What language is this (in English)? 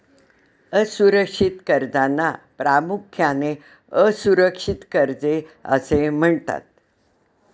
Marathi